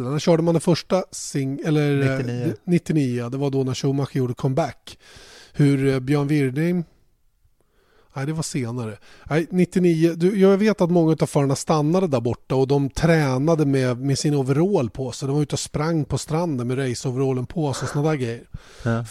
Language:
Swedish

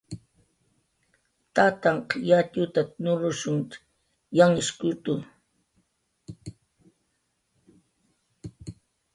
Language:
Jaqaru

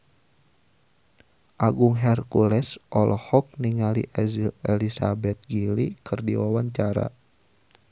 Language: Sundanese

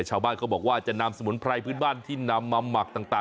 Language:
Thai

